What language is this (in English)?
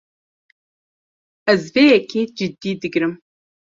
Kurdish